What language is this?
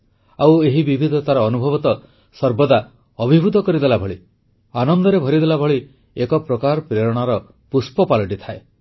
Odia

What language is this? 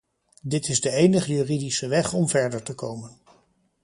Dutch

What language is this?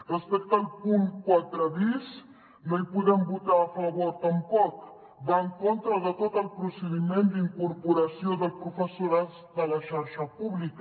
Catalan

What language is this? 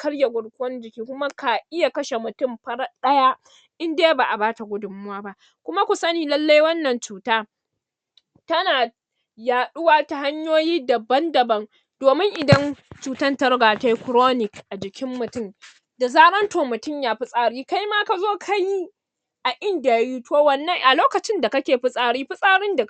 Hausa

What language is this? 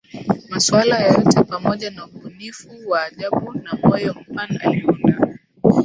Swahili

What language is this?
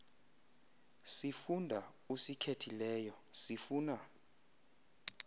Xhosa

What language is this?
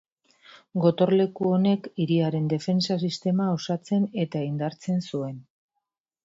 Basque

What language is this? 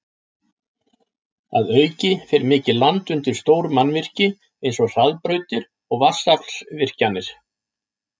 Icelandic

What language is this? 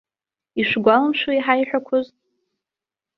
Abkhazian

